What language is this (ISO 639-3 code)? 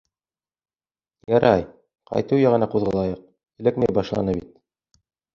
bak